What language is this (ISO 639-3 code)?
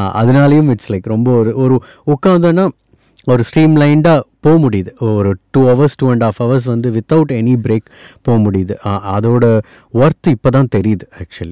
tam